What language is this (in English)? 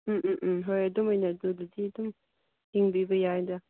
Manipuri